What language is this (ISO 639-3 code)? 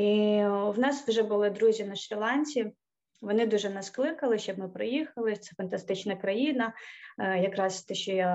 ukr